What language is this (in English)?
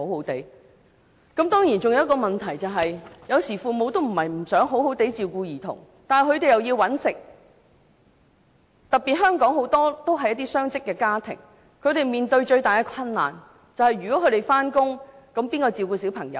Cantonese